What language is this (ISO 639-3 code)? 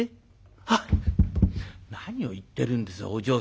jpn